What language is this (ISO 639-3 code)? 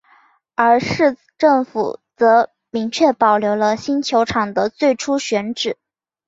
zho